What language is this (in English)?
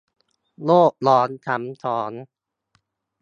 Thai